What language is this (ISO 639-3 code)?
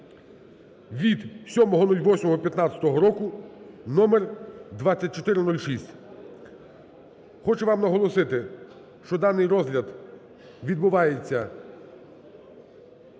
ukr